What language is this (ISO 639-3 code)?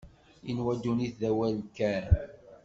kab